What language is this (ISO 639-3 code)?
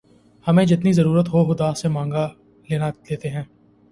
urd